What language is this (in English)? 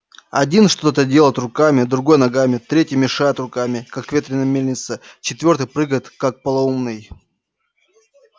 Russian